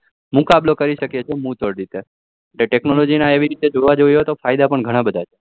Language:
Gujarati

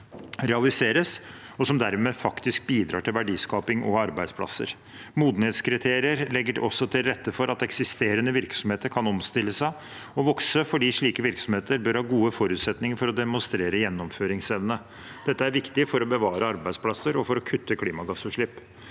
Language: Norwegian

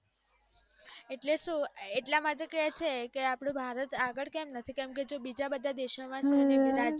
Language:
Gujarati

